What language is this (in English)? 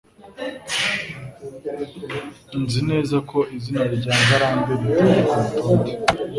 Kinyarwanda